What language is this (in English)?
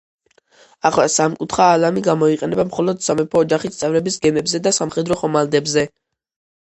Georgian